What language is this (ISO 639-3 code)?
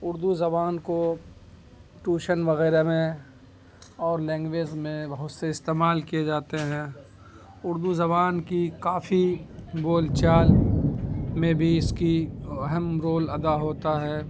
urd